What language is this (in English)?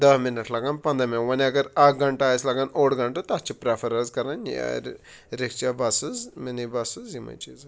Kashmiri